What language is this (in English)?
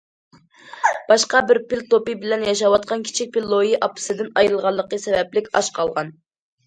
Uyghur